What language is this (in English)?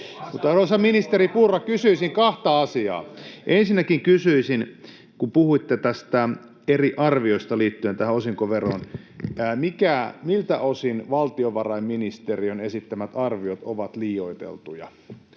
Finnish